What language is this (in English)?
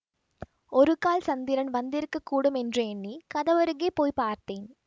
Tamil